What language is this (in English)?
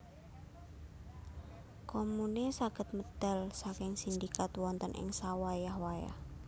Javanese